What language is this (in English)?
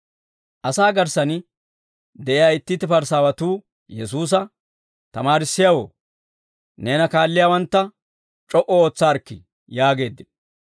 Dawro